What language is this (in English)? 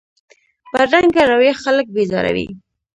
Pashto